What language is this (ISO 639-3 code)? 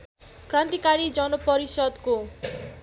nep